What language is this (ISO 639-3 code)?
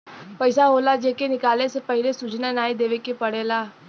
bho